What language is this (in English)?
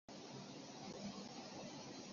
Chinese